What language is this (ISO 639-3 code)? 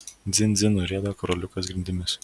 lit